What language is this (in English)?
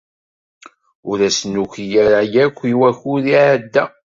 Kabyle